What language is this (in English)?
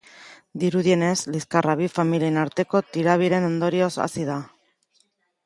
Basque